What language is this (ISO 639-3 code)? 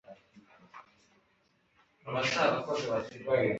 kin